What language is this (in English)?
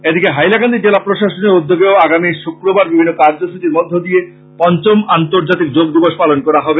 Bangla